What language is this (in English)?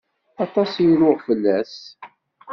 Kabyle